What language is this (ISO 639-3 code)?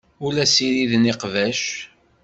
kab